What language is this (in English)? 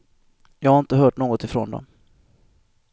Swedish